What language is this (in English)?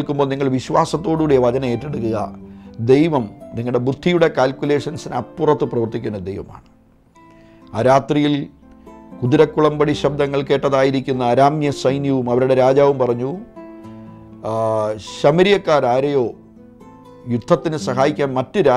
Malayalam